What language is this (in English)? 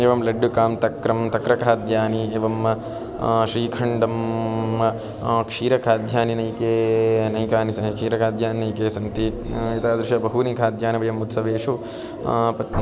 Sanskrit